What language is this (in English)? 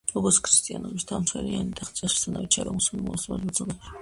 Georgian